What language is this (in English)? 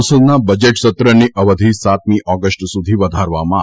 Gujarati